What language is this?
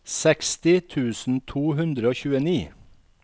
Norwegian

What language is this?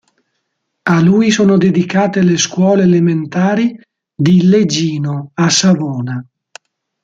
Italian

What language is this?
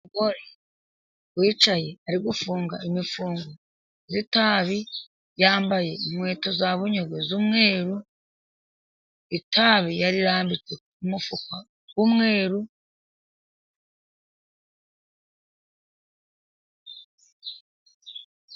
Kinyarwanda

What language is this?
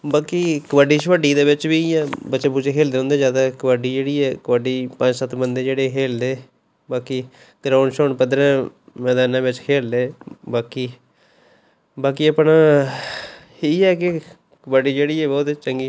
Dogri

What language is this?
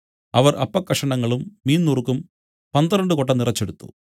Malayalam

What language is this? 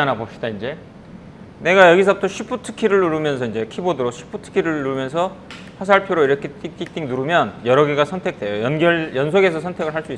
Korean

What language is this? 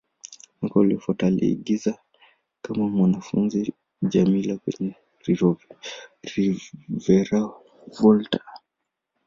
Swahili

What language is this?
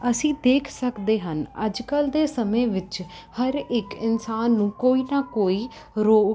Punjabi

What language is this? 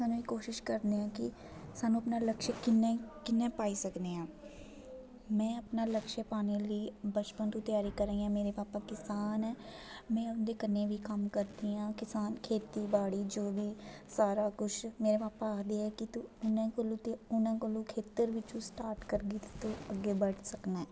Dogri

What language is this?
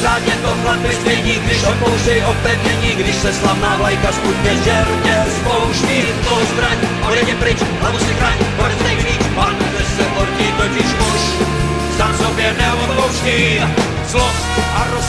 Czech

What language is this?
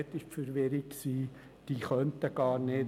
Swiss German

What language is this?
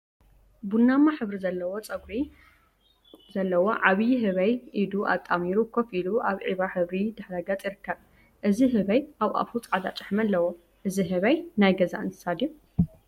Tigrinya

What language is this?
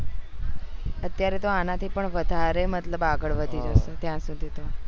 Gujarati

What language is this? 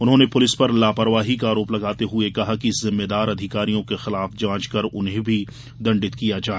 Hindi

